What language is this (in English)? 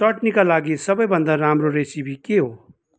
Nepali